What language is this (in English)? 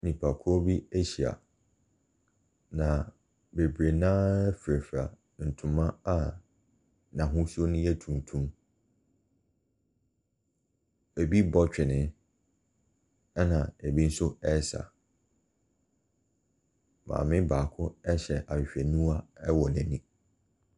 Akan